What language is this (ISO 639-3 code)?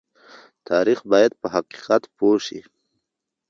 pus